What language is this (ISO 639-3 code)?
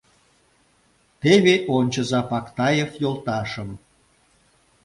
chm